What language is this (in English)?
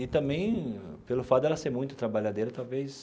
Portuguese